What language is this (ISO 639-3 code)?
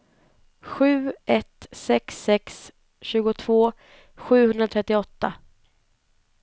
swe